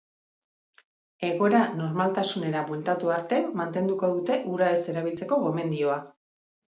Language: Basque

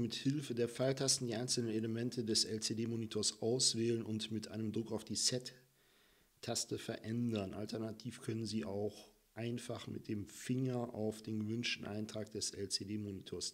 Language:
German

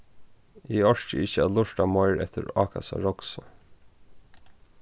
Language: Faroese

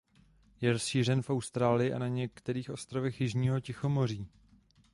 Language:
Czech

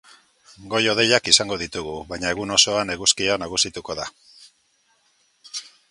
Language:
Basque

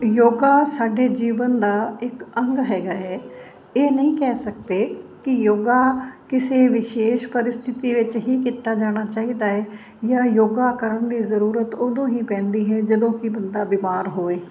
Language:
Punjabi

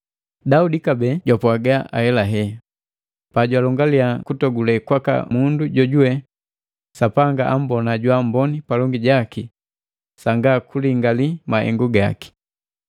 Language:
Matengo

